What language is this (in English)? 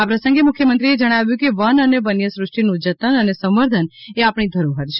Gujarati